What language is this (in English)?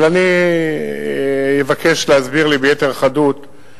Hebrew